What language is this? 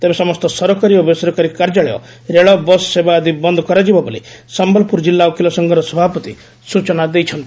Odia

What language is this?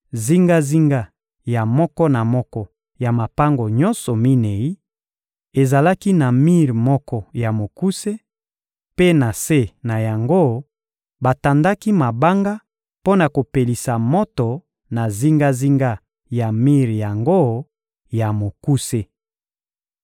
Lingala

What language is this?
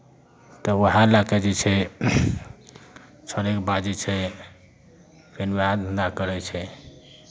Maithili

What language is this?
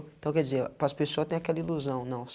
Portuguese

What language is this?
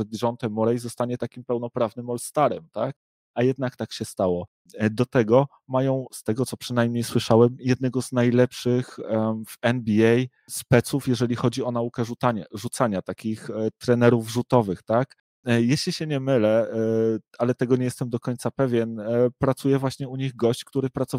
Polish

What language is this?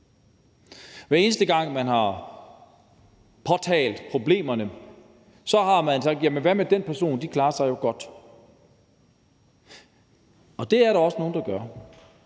Danish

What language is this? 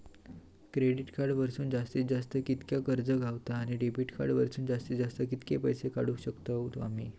Marathi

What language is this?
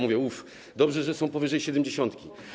Polish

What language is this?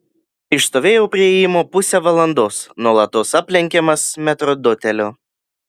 Lithuanian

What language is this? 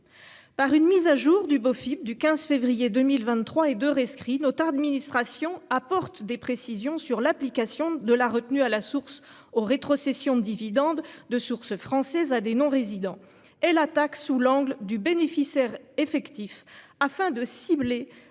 French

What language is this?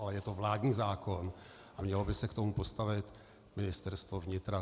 Czech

